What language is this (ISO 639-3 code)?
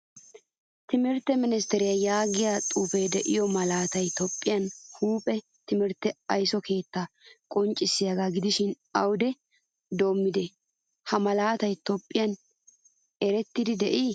wal